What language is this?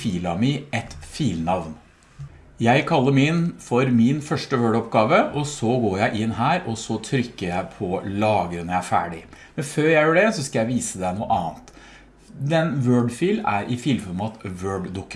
Norwegian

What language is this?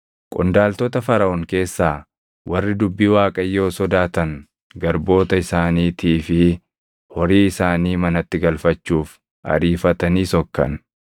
Oromo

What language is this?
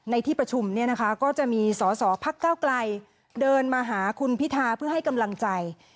Thai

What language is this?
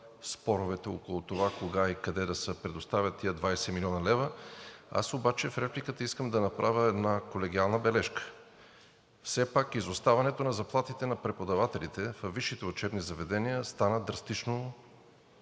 Bulgarian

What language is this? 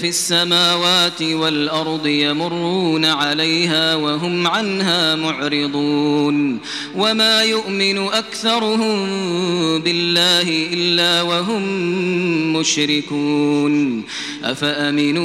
Arabic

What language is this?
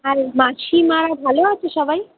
Bangla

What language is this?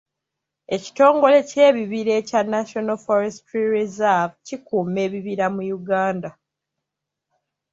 Ganda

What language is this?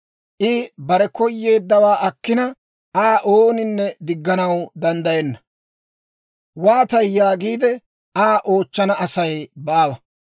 Dawro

